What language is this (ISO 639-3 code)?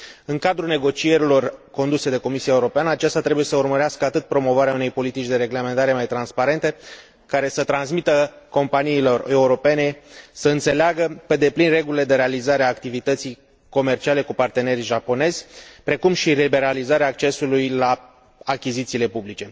ron